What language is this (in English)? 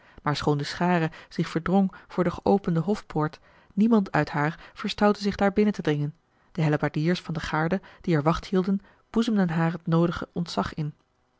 Dutch